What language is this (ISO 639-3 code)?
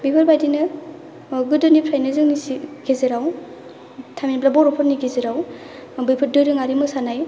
brx